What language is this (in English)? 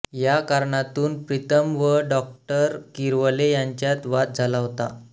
Marathi